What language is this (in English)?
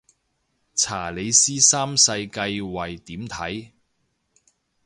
Cantonese